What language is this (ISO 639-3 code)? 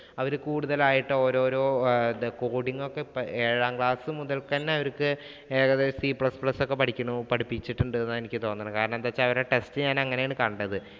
mal